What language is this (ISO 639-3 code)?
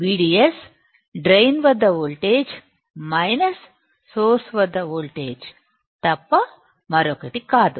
tel